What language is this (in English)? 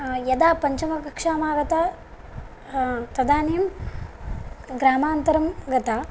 Sanskrit